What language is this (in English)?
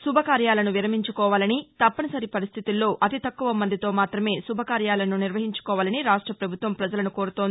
Telugu